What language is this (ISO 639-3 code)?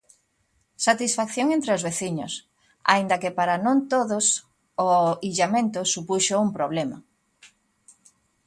glg